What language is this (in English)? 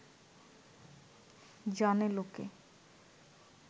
Bangla